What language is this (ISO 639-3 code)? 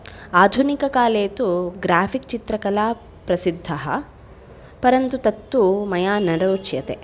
san